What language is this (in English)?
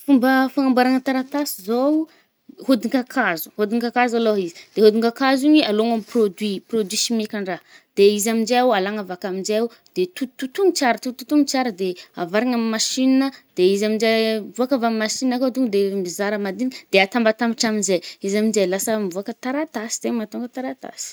Northern Betsimisaraka Malagasy